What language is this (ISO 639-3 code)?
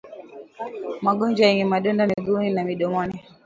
swa